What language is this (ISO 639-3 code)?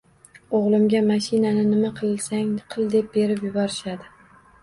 uzb